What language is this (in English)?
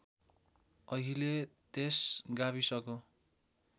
Nepali